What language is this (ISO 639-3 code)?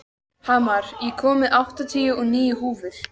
isl